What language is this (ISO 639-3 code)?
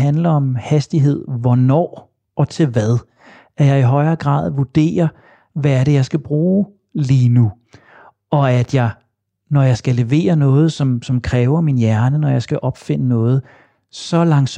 dan